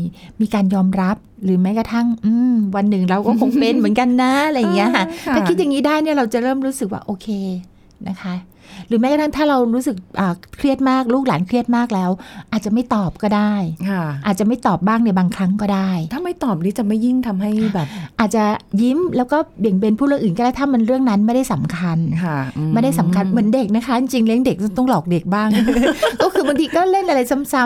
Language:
Thai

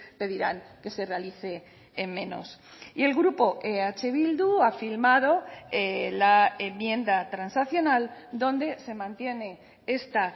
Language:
Spanish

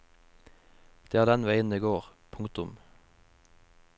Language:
Norwegian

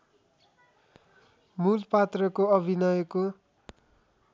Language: Nepali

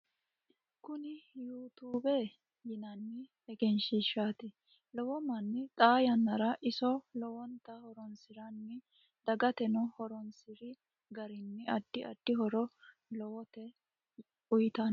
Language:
Sidamo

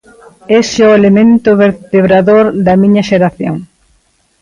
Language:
Galician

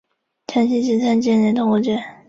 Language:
Chinese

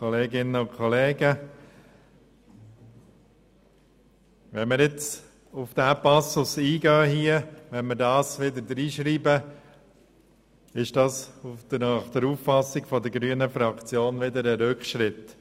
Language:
Swiss German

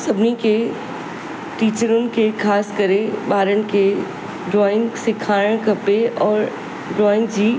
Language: Sindhi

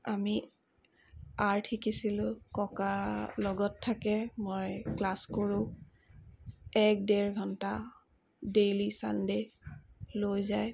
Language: Assamese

